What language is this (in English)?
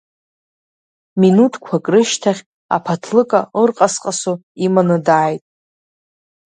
Abkhazian